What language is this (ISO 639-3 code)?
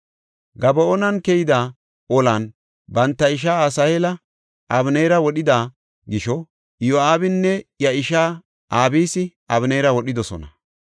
gof